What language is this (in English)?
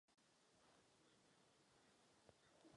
Czech